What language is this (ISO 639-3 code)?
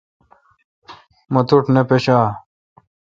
xka